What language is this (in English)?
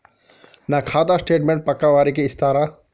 Telugu